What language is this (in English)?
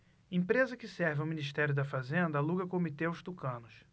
Portuguese